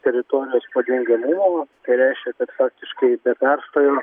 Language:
Lithuanian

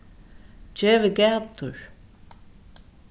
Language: Faroese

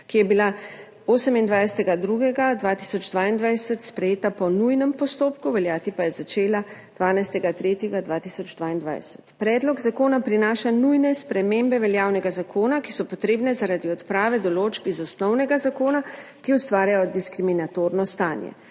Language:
Slovenian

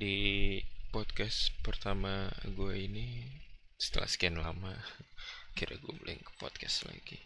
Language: Indonesian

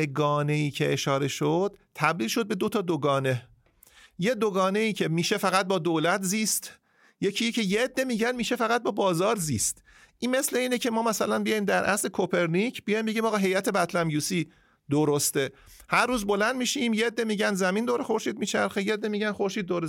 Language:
Persian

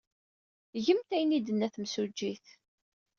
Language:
Kabyle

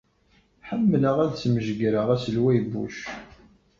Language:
Kabyle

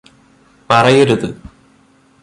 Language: Malayalam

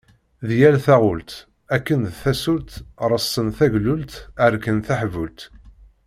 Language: Kabyle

